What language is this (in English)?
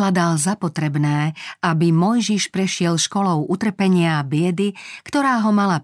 Slovak